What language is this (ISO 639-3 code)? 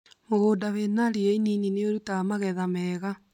kik